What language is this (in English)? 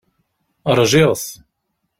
Kabyle